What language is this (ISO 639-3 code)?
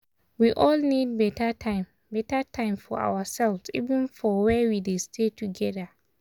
pcm